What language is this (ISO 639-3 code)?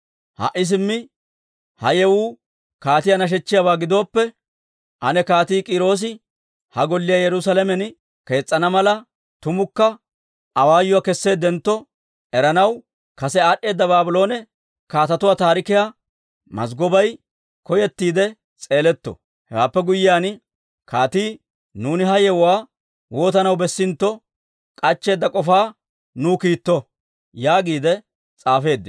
dwr